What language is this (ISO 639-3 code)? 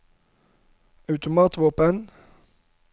nor